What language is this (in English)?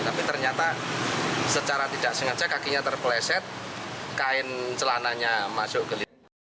Indonesian